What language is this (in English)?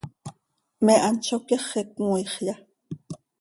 Seri